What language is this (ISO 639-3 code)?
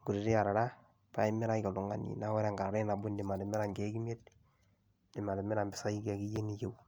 mas